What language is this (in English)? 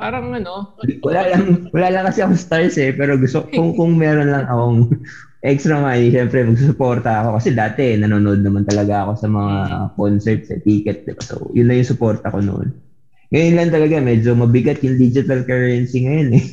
Filipino